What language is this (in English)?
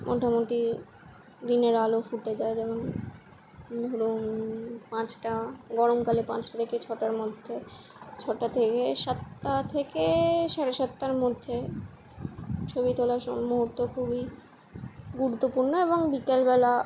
Bangla